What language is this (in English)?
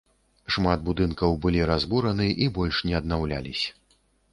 Belarusian